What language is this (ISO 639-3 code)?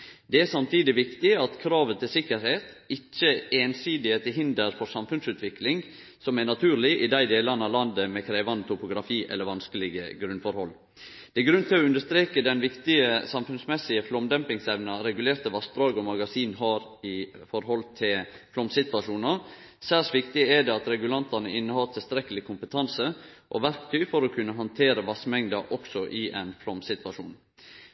nno